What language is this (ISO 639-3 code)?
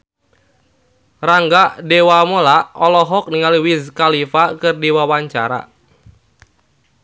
sun